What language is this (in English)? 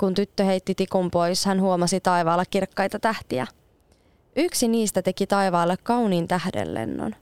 Finnish